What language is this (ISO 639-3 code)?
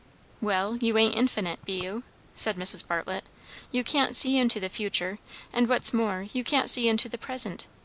eng